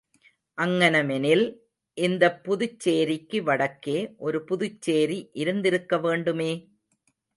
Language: Tamil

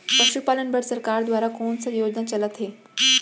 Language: Chhattisgarhi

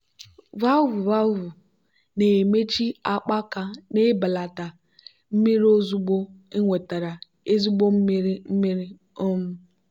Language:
Igbo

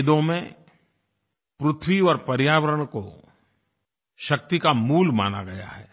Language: Hindi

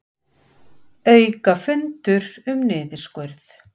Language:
Icelandic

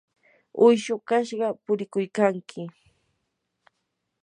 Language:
Yanahuanca Pasco Quechua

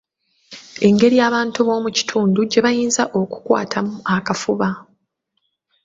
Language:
Ganda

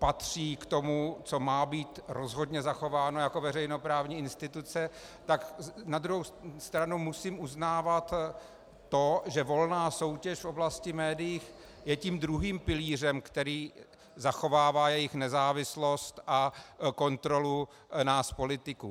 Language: Czech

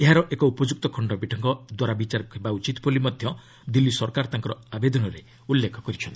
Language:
Odia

